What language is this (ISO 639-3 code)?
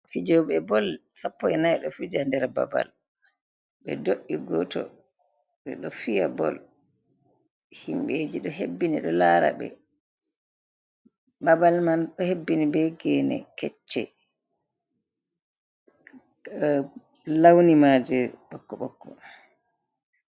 ful